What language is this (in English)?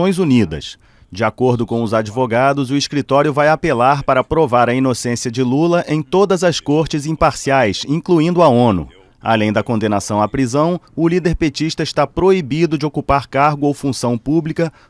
Portuguese